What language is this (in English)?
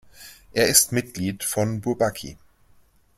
German